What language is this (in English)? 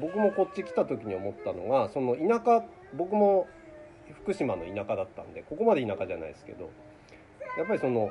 Japanese